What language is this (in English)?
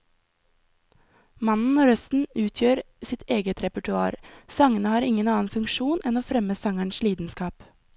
Norwegian